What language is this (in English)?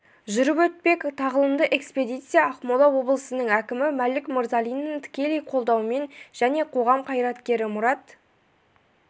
Kazakh